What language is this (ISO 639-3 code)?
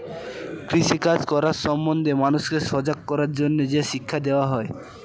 ben